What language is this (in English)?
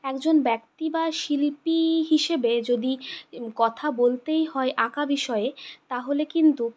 Bangla